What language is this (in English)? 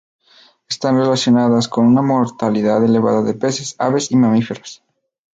Spanish